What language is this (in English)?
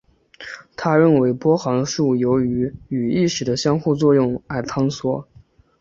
Chinese